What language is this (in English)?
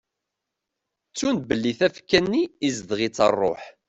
Kabyle